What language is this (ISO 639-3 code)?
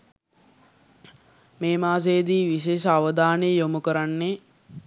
sin